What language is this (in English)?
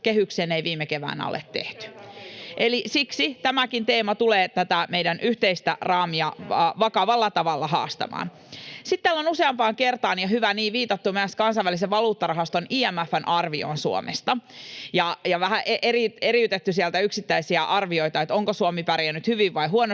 Finnish